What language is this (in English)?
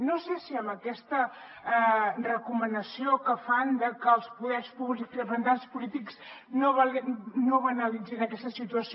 Catalan